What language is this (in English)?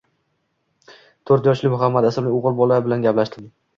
Uzbek